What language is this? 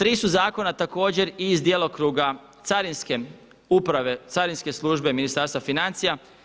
Croatian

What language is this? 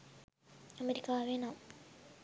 Sinhala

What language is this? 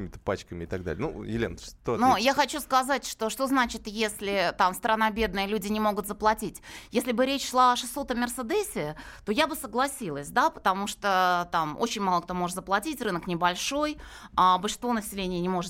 Russian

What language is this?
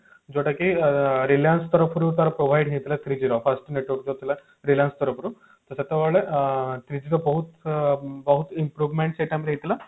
Odia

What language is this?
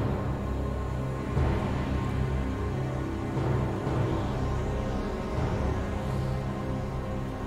Turkish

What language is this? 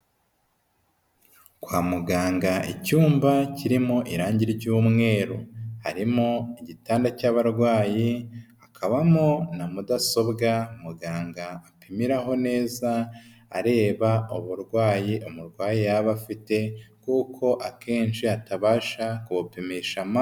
Kinyarwanda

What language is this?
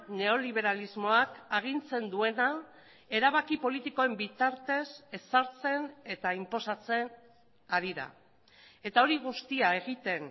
Basque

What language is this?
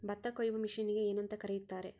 Kannada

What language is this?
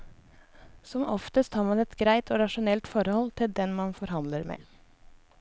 Norwegian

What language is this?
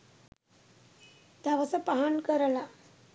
Sinhala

